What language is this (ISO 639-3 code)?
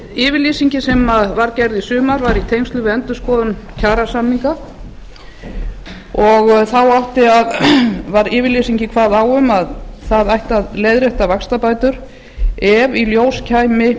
isl